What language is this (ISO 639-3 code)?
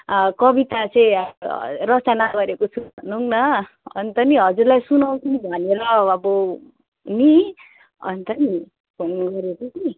nep